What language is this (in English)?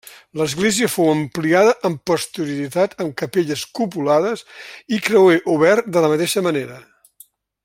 Catalan